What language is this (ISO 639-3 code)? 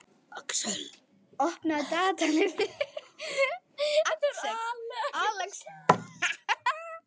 isl